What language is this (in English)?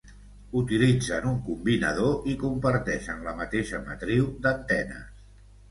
Catalan